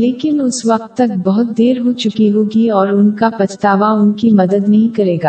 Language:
Urdu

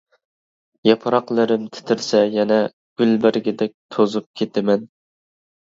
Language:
Uyghur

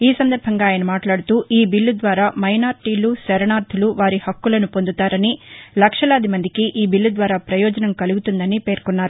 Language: Telugu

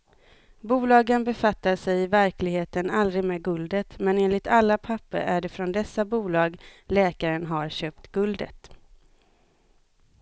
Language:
Swedish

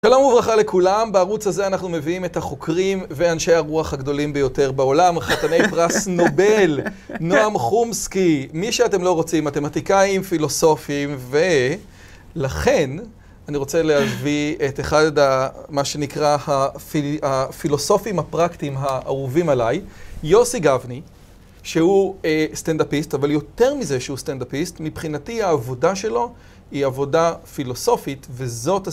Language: Hebrew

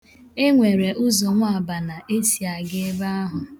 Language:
Igbo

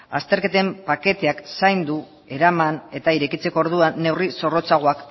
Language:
Basque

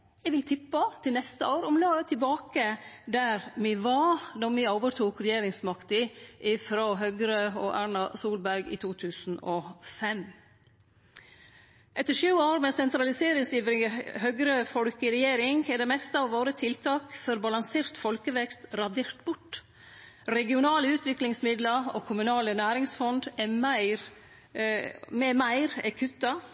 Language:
Norwegian Nynorsk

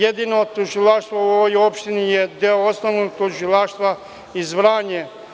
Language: Serbian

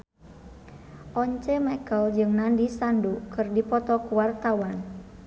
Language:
Sundanese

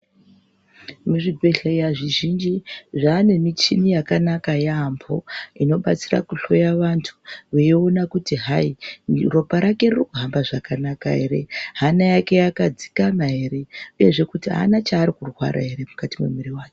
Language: Ndau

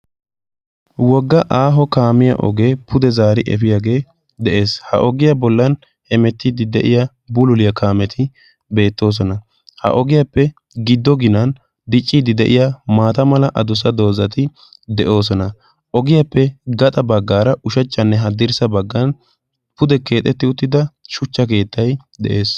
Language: Wolaytta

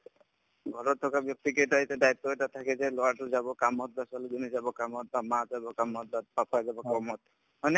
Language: Assamese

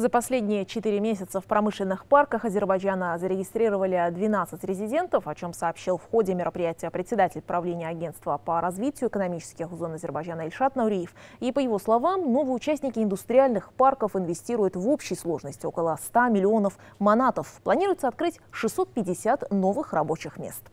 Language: Russian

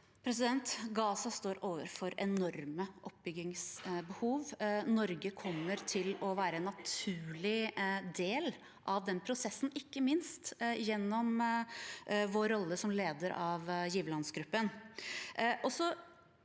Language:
Norwegian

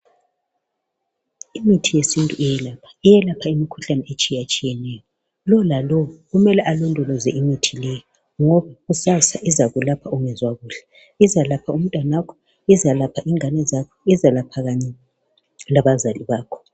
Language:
North Ndebele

